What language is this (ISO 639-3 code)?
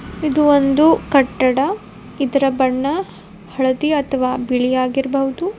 kan